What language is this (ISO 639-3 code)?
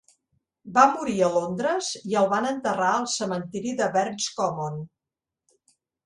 cat